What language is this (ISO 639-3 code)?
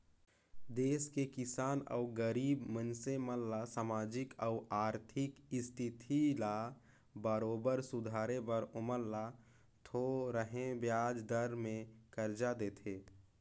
hne